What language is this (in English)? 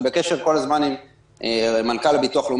Hebrew